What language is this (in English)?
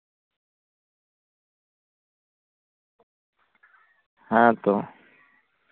Santali